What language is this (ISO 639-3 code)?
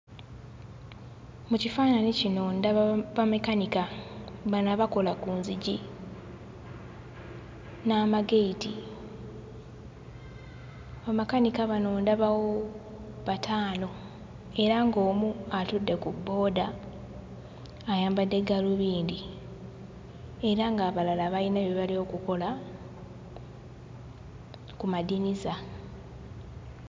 lug